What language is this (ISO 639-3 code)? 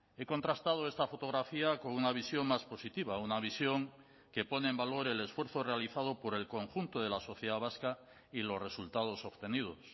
spa